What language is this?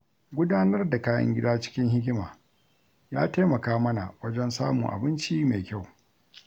Hausa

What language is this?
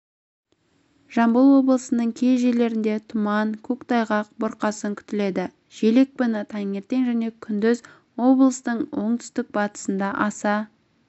Kazakh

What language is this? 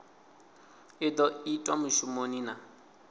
Venda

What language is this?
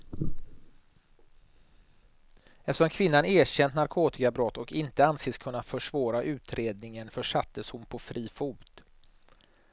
Swedish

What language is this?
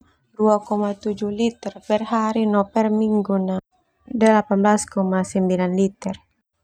Termanu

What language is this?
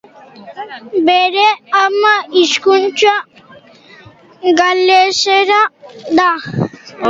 Basque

